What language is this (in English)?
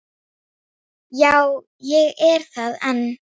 Icelandic